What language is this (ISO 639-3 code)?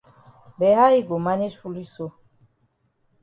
wes